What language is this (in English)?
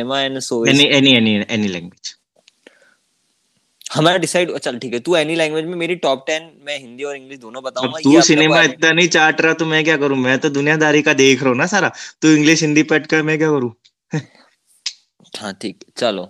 Hindi